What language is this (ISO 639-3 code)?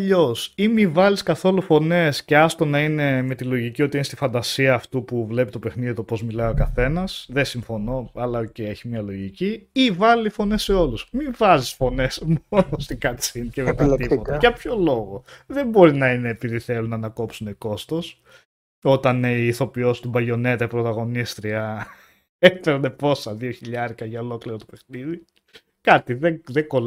ell